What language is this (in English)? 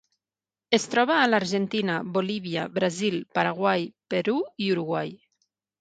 Catalan